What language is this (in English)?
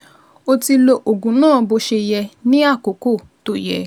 Yoruba